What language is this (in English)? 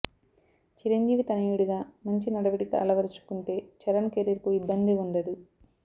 Telugu